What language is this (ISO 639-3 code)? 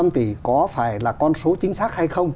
vie